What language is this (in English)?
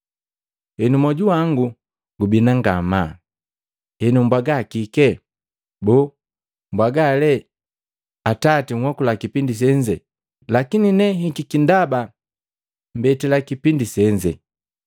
Matengo